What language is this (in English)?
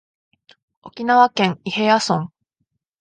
Japanese